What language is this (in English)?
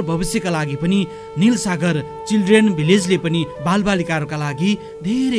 Hindi